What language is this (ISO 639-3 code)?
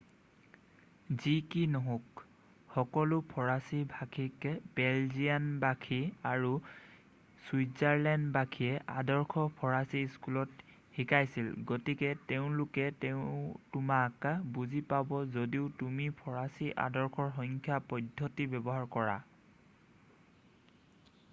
asm